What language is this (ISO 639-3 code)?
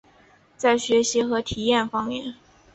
zho